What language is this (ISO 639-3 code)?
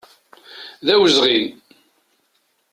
kab